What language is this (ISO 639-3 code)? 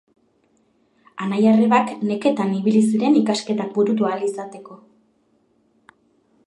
eus